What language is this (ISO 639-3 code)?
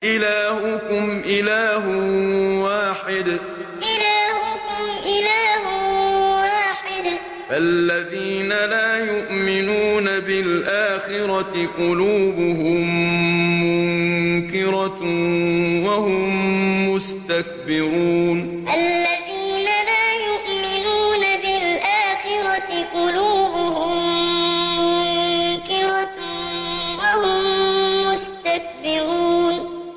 ara